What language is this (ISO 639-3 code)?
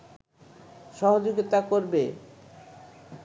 ben